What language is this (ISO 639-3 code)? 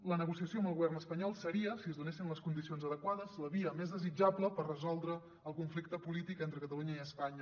cat